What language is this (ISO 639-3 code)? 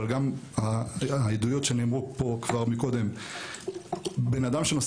heb